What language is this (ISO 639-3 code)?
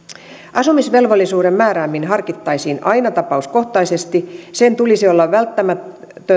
fin